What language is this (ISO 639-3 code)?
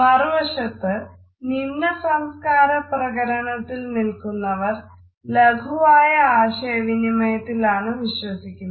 mal